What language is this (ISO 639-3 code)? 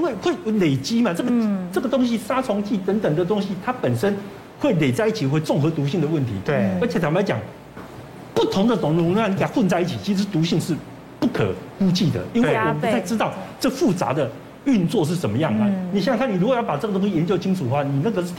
zho